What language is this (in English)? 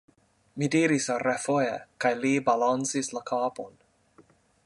Esperanto